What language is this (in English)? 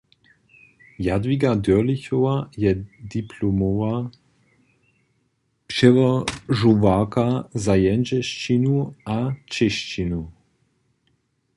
Upper Sorbian